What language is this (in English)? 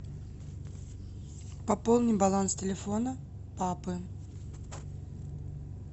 Russian